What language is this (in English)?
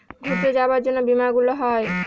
Bangla